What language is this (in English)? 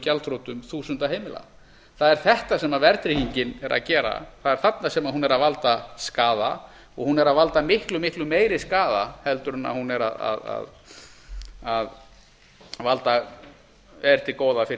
Icelandic